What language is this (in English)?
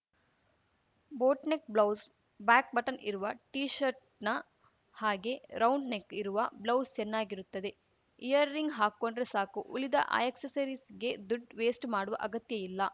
Kannada